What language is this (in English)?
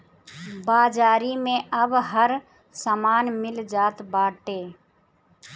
Bhojpuri